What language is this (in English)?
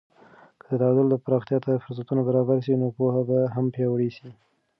Pashto